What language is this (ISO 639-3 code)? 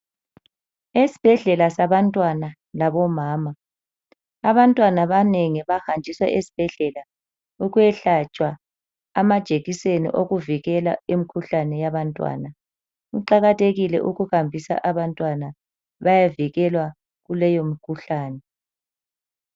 nde